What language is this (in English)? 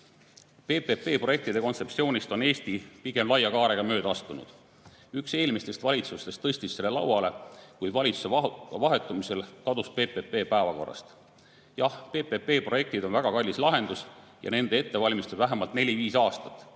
Estonian